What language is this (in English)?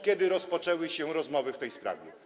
Polish